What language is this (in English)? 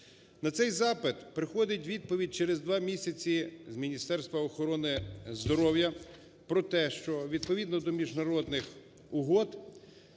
Ukrainian